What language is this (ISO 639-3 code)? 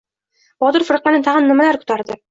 uzb